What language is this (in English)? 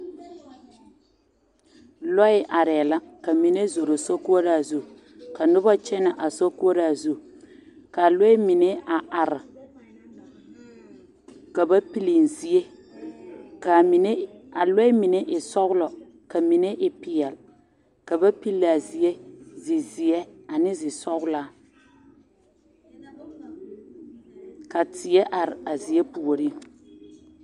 Southern Dagaare